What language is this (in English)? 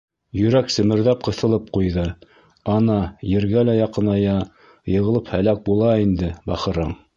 Bashkir